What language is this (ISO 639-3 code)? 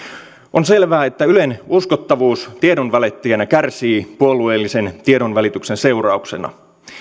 fin